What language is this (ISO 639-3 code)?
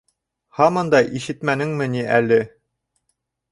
bak